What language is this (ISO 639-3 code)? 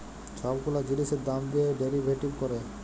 ben